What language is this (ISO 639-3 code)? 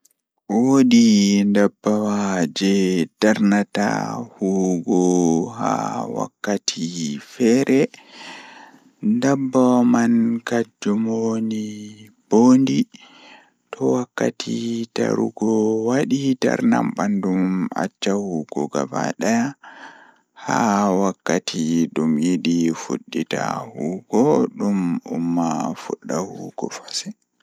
ful